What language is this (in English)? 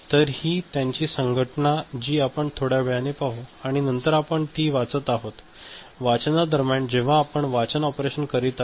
Marathi